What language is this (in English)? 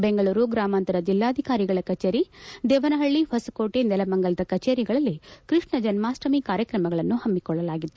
Kannada